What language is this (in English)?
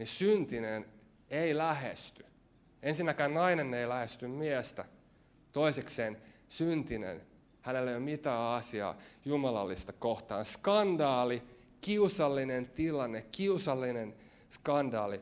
Finnish